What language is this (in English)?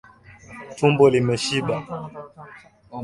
Swahili